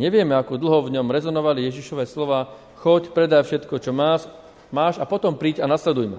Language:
Slovak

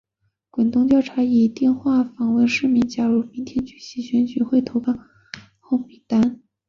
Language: Chinese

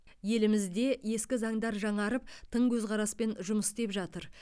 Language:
Kazakh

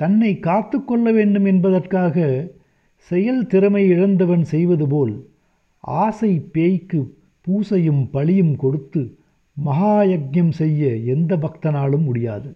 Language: Tamil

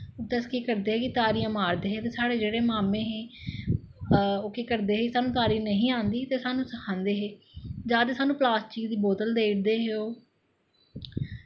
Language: Dogri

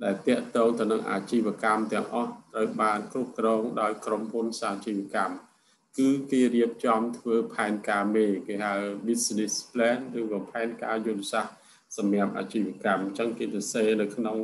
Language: Thai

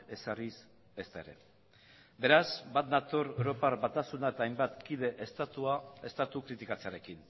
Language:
Basque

